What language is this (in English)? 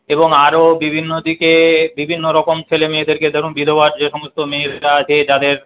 Bangla